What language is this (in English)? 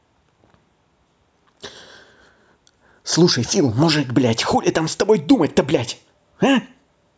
Russian